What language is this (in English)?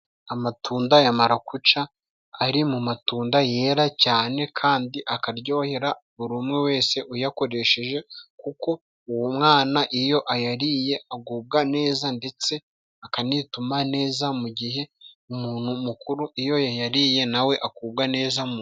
Kinyarwanda